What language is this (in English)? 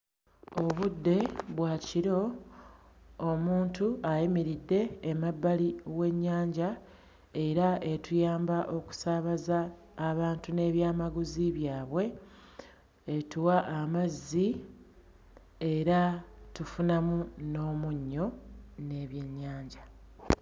Ganda